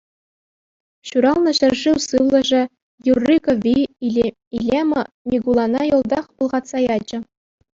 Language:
Chuvash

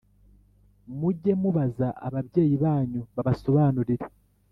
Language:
Kinyarwanda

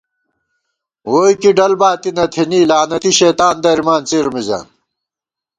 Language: Gawar-Bati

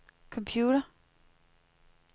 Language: Danish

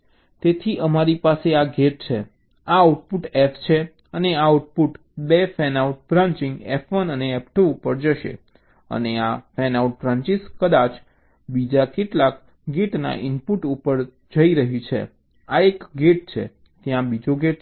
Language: Gujarati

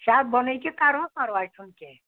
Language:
Kashmiri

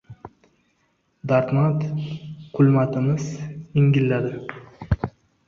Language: Uzbek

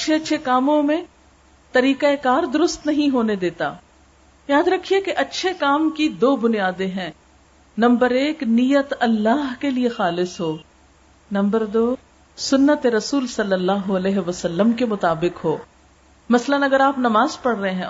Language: Urdu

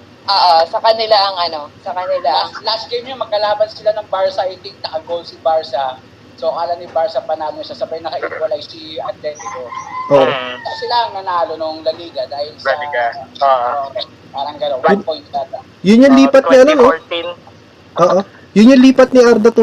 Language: Filipino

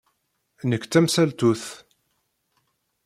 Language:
Kabyle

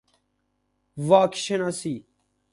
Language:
Persian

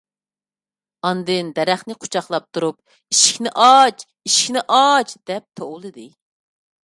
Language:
Uyghur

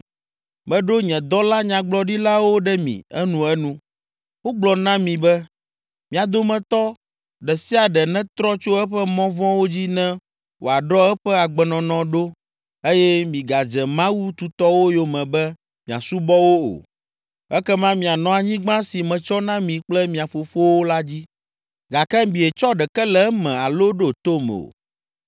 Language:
Ewe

